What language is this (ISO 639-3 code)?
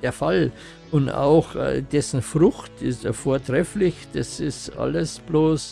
deu